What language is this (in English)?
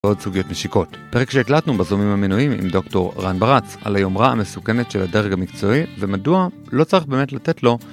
Hebrew